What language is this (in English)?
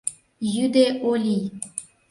Mari